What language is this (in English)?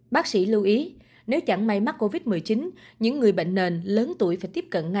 Vietnamese